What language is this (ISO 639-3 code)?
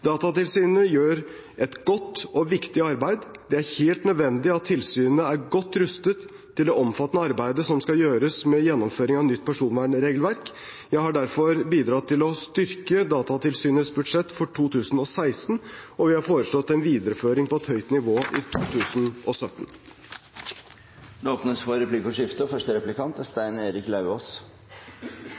nor